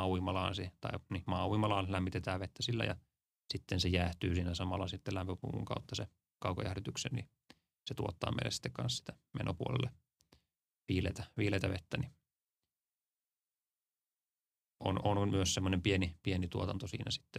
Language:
Finnish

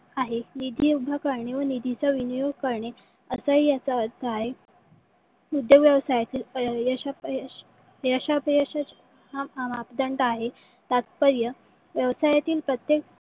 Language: Marathi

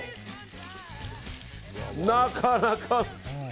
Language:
Japanese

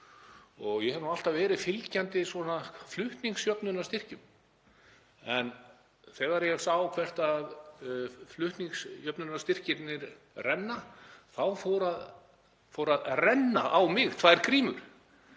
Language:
Icelandic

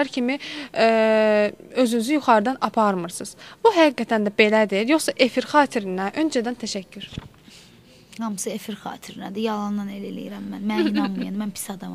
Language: Turkish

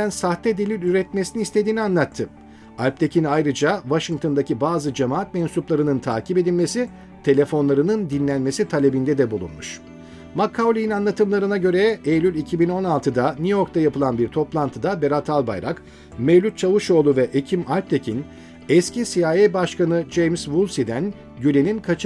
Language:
Turkish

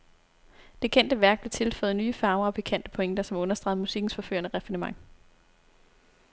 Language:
Danish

